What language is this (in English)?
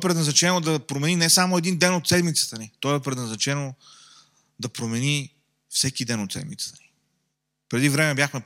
Bulgarian